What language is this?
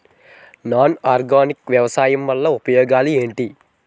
Telugu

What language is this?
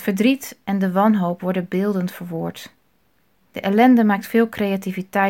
Dutch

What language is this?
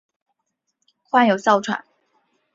Chinese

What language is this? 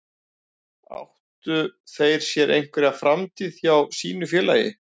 Icelandic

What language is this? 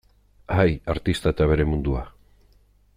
Basque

